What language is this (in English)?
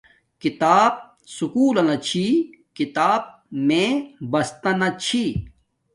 Domaaki